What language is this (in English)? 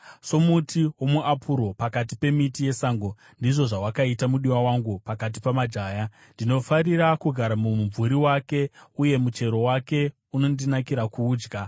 Shona